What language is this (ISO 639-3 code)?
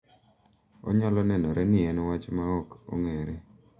luo